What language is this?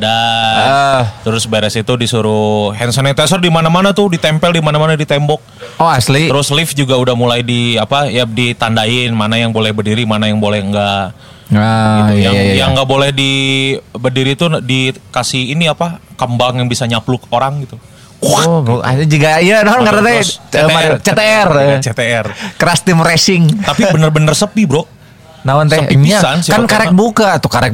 Indonesian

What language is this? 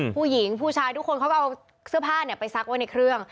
Thai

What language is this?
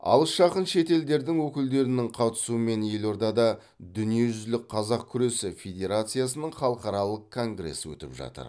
Kazakh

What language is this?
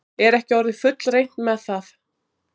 Icelandic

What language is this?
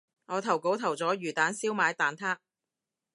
Cantonese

